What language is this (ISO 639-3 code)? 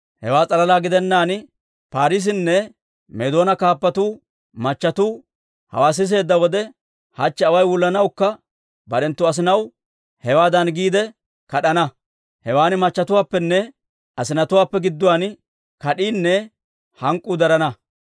dwr